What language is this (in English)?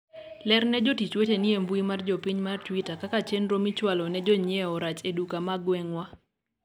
Luo (Kenya and Tanzania)